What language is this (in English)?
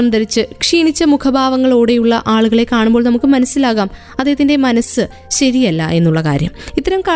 Malayalam